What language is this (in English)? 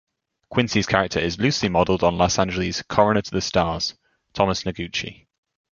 English